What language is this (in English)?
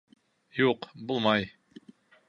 Bashkir